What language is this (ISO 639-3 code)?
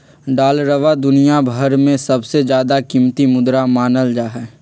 mag